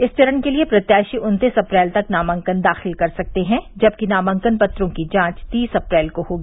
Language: Hindi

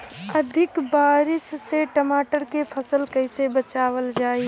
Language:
Bhojpuri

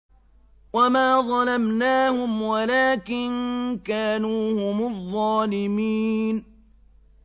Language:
Arabic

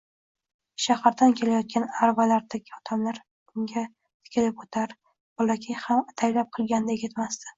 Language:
Uzbek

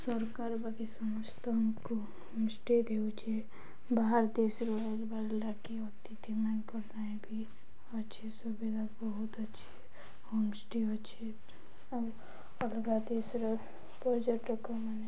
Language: Odia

